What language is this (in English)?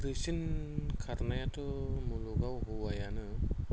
Bodo